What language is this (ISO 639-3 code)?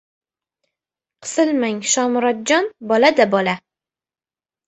uzb